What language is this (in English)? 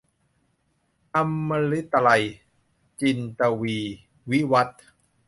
Thai